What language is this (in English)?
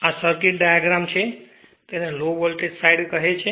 Gujarati